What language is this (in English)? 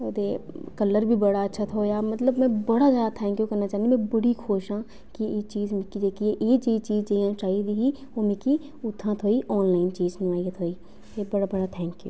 Dogri